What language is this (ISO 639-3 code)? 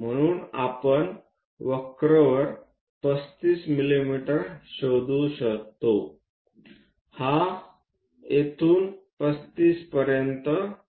mar